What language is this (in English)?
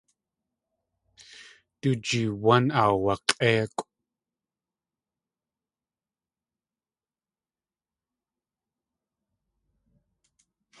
Tlingit